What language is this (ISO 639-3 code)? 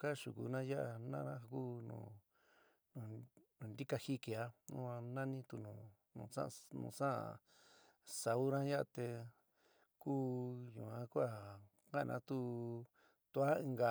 mig